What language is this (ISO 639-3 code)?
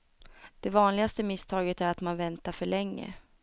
swe